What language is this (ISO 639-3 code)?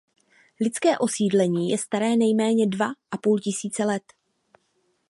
ces